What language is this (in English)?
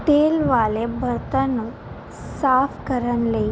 Punjabi